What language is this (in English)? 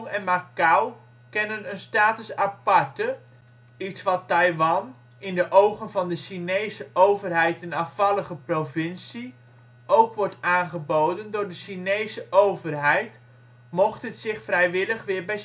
Dutch